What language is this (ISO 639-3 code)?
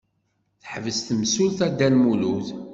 kab